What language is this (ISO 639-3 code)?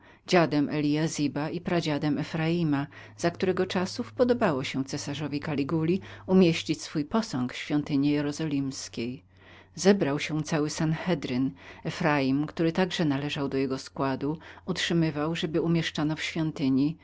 pol